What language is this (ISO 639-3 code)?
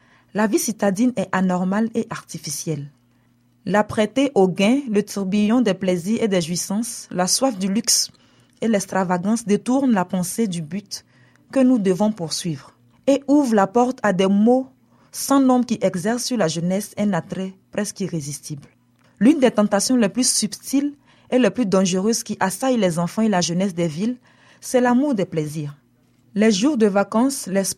fra